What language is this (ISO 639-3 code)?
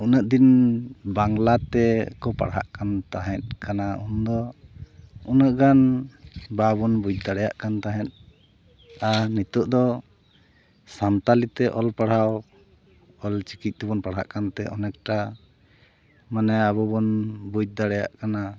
sat